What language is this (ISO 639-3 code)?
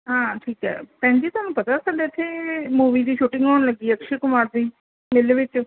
pan